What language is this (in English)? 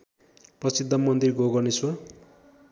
Nepali